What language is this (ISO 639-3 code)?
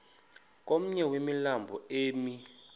xho